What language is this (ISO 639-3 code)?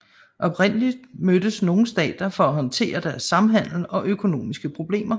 dan